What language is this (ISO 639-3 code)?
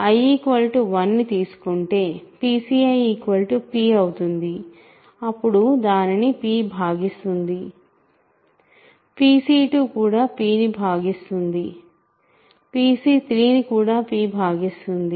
tel